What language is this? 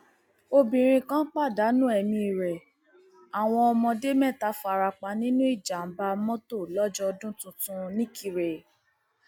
Yoruba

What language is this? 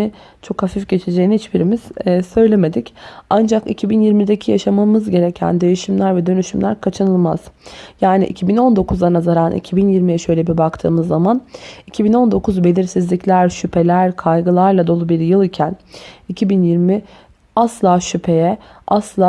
Turkish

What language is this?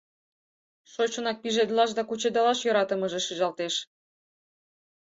Mari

